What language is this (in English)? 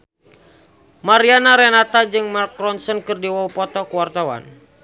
Sundanese